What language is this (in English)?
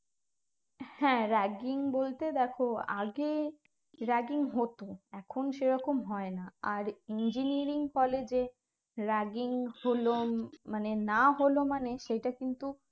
Bangla